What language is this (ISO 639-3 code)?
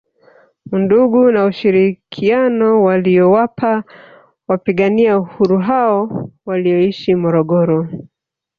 swa